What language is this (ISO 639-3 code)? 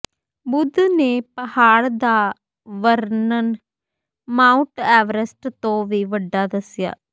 pan